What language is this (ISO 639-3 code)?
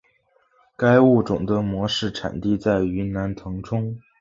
zho